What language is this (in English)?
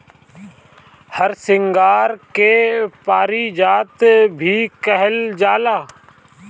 Bhojpuri